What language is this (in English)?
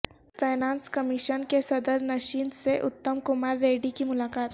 Urdu